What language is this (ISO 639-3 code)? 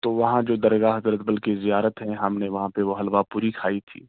urd